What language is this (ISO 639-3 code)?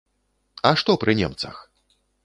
bel